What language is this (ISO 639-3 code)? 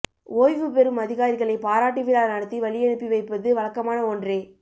tam